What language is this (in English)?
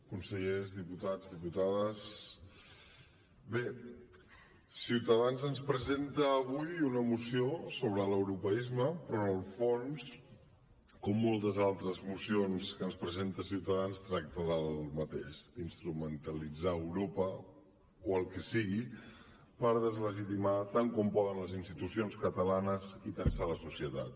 Catalan